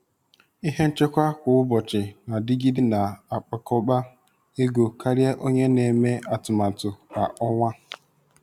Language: Igbo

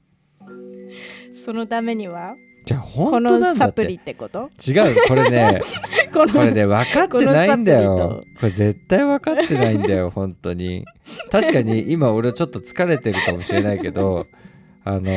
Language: Japanese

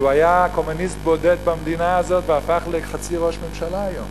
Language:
Hebrew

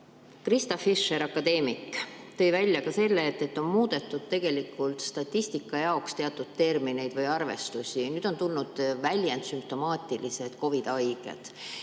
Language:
Estonian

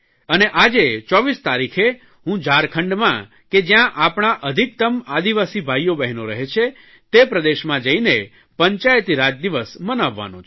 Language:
Gujarati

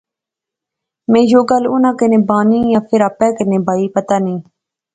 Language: Pahari-Potwari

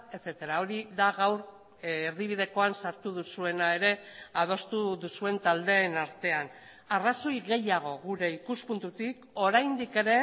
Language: Basque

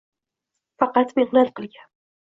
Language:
Uzbek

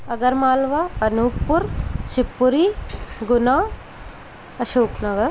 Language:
Hindi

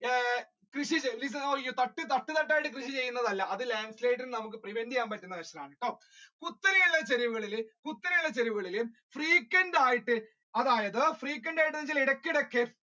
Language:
Malayalam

